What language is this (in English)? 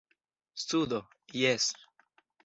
Esperanto